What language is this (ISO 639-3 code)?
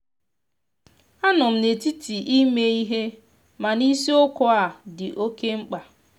ibo